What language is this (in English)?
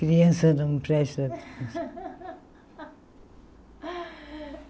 Portuguese